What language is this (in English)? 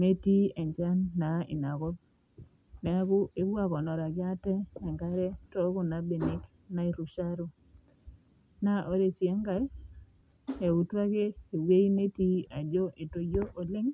Masai